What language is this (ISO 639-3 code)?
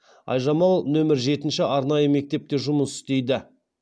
kaz